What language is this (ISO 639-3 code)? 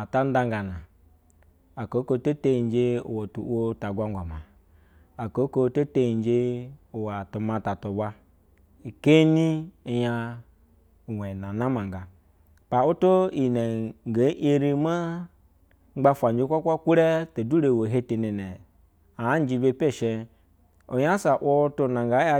bzw